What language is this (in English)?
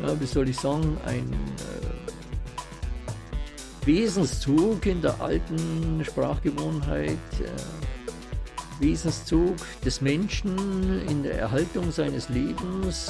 German